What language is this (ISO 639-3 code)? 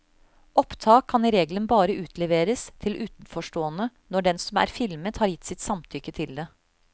nor